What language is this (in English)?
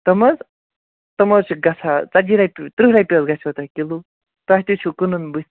Kashmiri